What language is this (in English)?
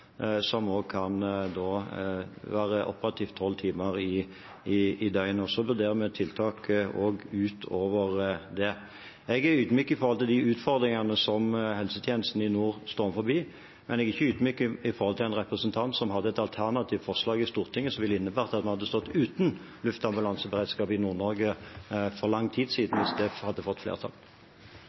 Norwegian Bokmål